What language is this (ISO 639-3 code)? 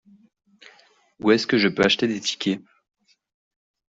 fra